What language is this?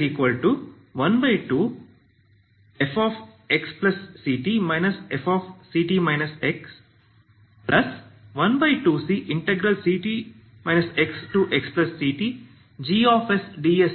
Kannada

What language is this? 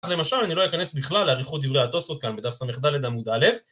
Hebrew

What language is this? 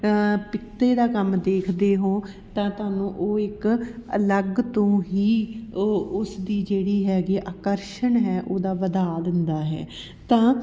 Punjabi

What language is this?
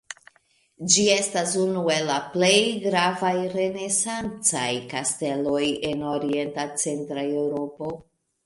Esperanto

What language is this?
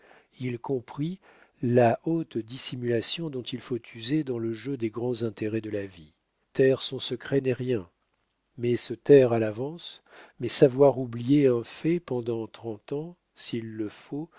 French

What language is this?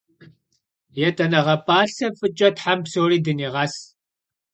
Kabardian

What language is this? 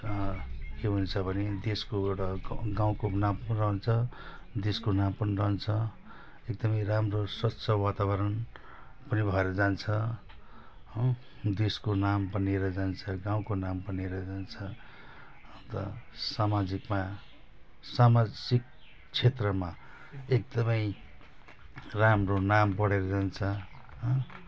Nepali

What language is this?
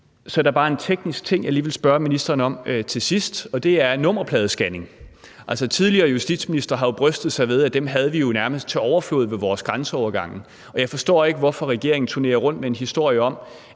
Danish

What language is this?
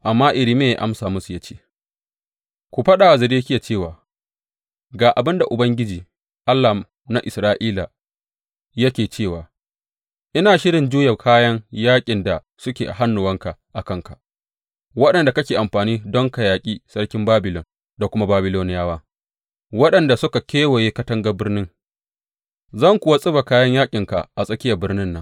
Hausa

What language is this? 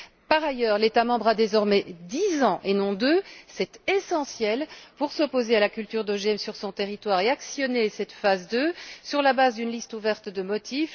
French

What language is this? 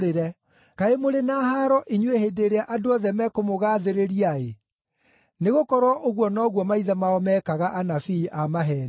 Kikuyu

